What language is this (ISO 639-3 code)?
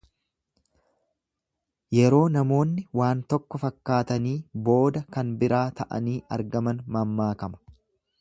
orm